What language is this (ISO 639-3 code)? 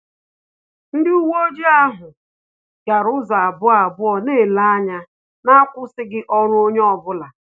ibo